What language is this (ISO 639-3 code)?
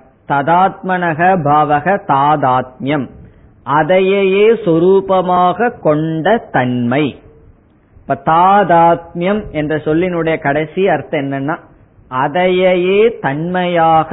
tam